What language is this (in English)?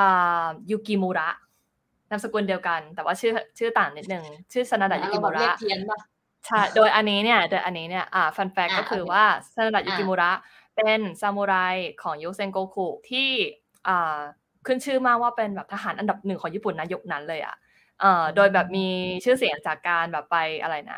Thai